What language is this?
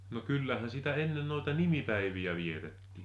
Finnish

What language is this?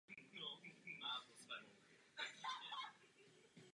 Czech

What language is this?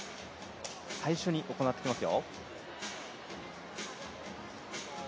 Japanese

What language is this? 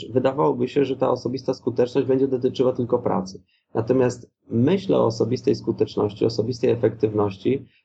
Polish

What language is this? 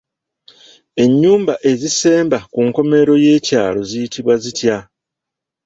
Ganda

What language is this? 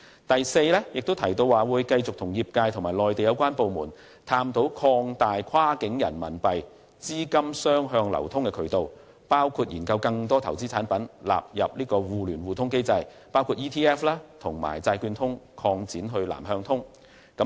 Cantonese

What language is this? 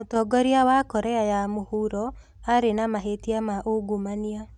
Kikuyu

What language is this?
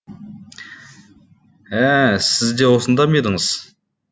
Kazakh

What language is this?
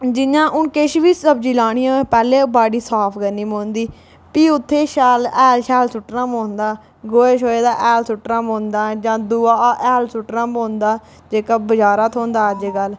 Dogri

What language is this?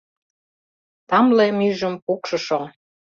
Mari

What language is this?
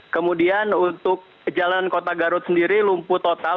Indonesian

